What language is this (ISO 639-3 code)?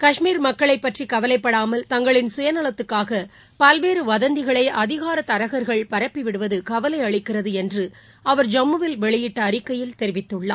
tam